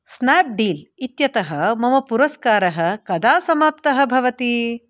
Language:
Sanskrit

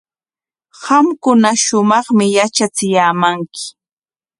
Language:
Corongo Ancash Quechua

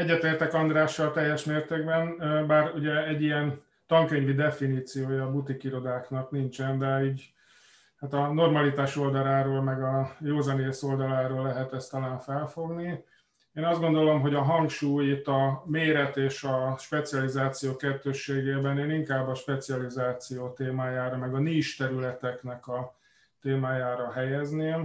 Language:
Hungarian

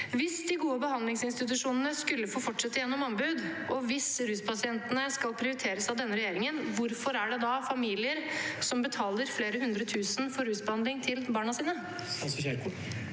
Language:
Norwegian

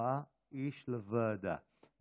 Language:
Hebrew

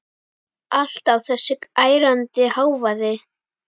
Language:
Icelandic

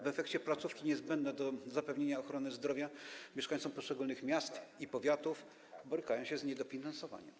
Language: Polish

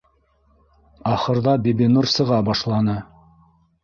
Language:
Bashkir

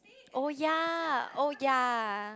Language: English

